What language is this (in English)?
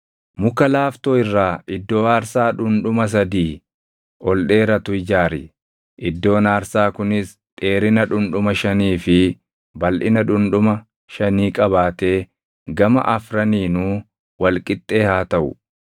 Oromo